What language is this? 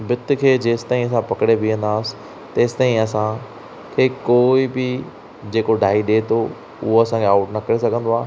Sindhi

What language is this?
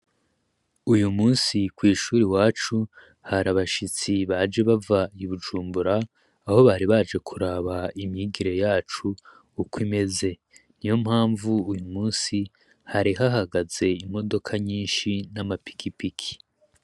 Rundi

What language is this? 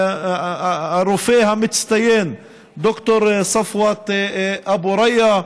Hebrew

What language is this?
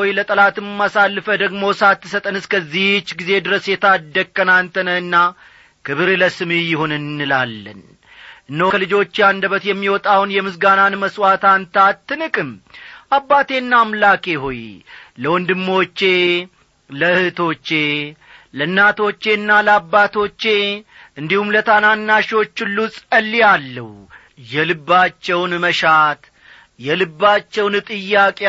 Amharic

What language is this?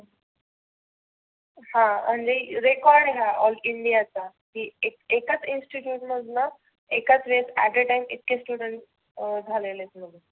Marathi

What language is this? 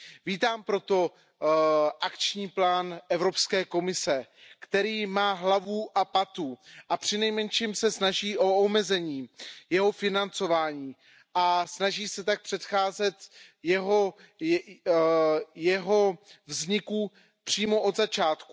Czech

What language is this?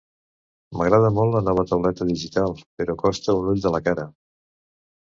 Catalan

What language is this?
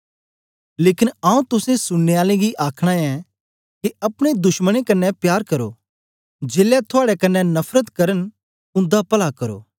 Dogri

